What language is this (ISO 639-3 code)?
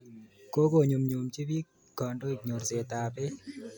kln